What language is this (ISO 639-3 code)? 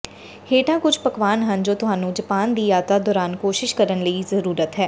pan